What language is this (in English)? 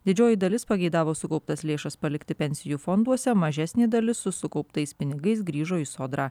Lithuanian